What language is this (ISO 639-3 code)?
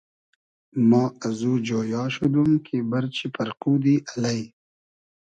haz